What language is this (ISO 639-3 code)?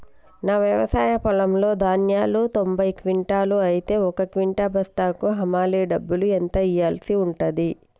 tel